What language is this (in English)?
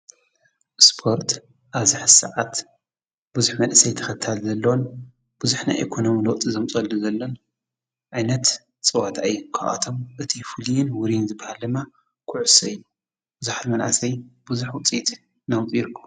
Tigrinya